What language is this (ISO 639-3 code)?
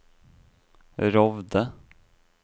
nor